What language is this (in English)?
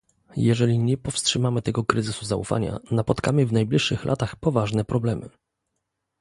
Polish